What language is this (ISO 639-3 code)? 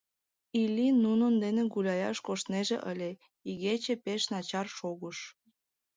chm